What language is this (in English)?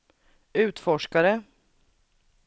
Swedish